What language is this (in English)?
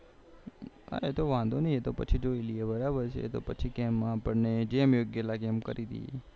Gujarati